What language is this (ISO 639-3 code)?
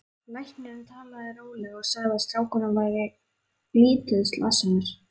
isl